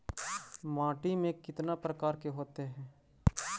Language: Magahi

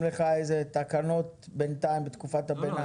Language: Hebrew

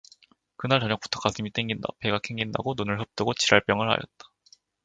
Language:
Korean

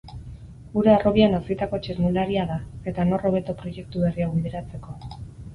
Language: Basque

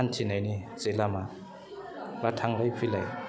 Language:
Bodo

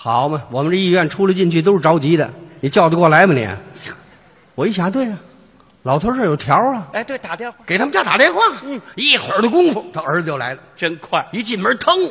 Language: Chinese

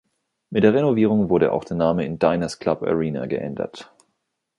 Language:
German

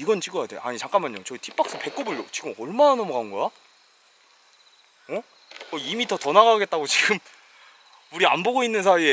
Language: Korean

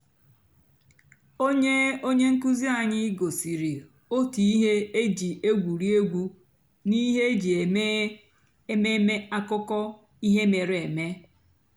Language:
Igbo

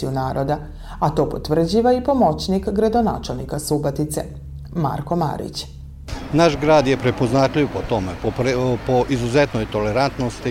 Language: Croatian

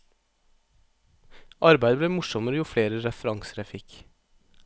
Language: Norwegian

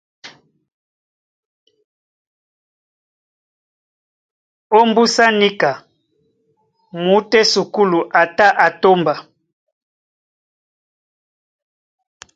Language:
Duala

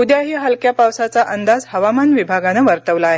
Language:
Marathi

